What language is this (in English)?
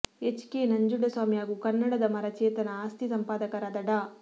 Kannada